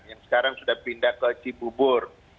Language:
Indonesian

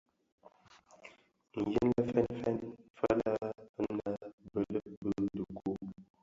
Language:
Bafia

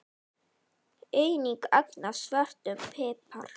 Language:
Icelandic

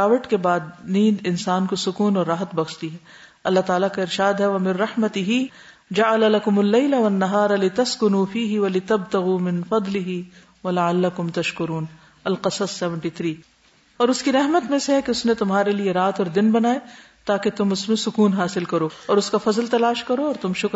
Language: Urdu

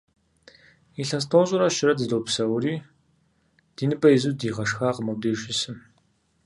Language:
Kabardian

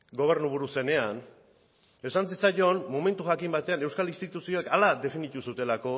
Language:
Basque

